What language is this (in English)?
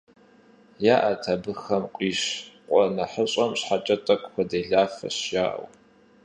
Kabardian